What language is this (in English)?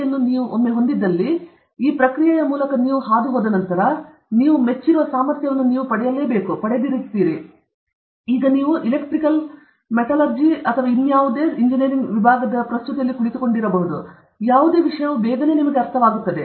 Kannada